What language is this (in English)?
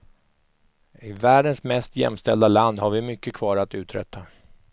Swedish